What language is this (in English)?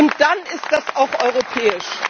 German